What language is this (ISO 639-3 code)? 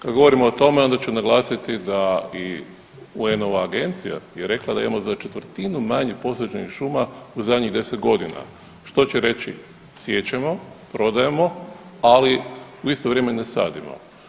hrv